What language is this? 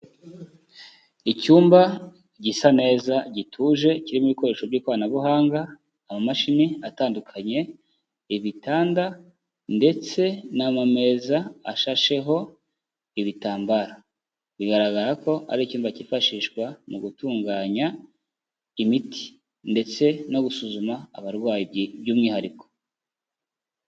Kinyarwanda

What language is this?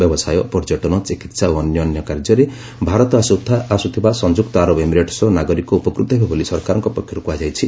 Odia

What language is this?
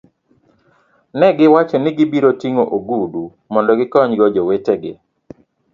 Luo (Kenya and Tanzania)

